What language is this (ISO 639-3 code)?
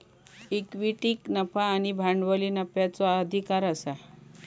mar